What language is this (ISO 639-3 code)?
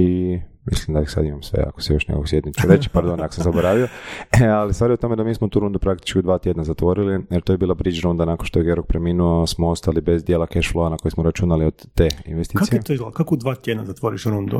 hrv